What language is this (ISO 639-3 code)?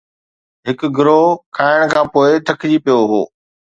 snd